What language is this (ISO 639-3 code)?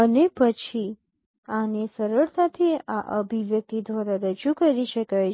guj